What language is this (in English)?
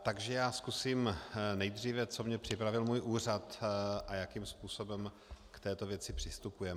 Czech